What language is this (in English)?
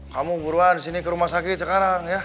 Indonesian